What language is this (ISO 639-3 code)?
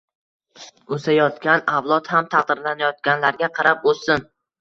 uzb